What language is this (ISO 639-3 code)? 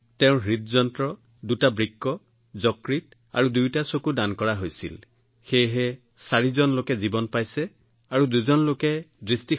asm